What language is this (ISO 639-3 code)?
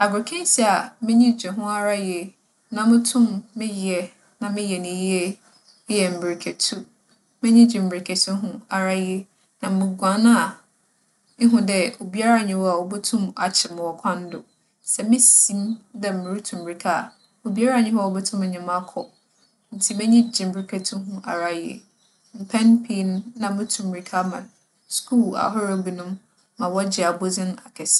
aka